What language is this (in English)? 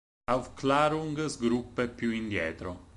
Italian